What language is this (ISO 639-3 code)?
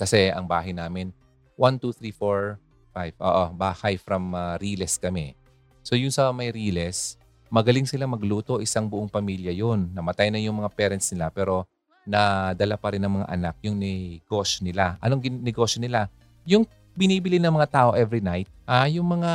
fil